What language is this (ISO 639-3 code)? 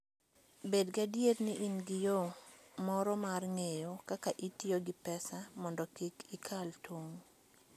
luo